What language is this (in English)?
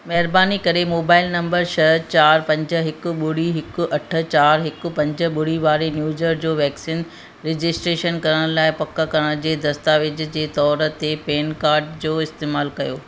Sindhi